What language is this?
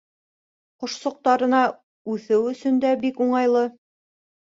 Bashkir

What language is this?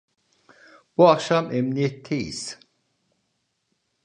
Turkish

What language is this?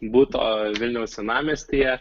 Lithuanian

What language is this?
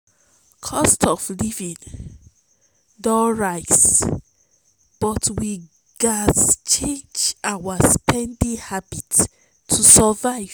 Nigerian Pidgin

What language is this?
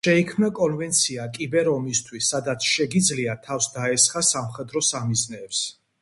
Georgian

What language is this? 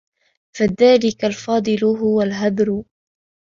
Arabic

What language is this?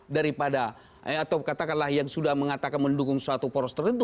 Indonesian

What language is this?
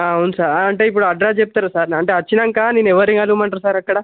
Telugu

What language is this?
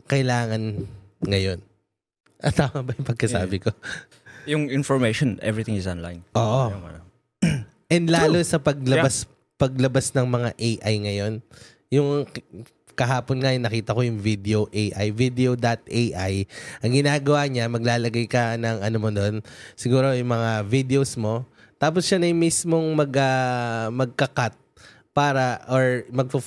Filipino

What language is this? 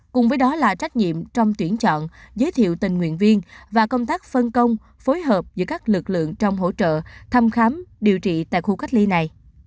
Vietnamese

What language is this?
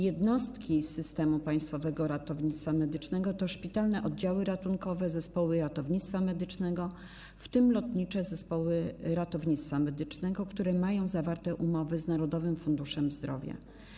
Polish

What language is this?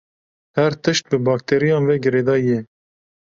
Kurdish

